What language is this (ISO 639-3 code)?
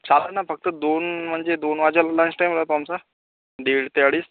mar